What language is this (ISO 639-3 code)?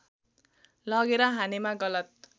nep